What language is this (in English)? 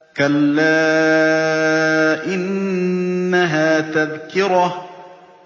Arabic